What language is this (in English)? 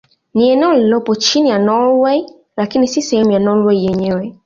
Swahili